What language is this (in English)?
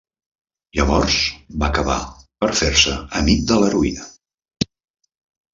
Catalan